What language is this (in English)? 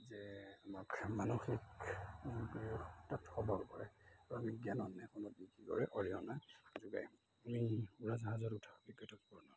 Assamese